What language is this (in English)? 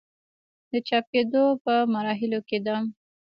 Pashto